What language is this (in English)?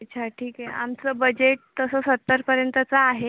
Marathi